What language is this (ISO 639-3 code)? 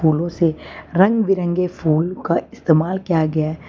hin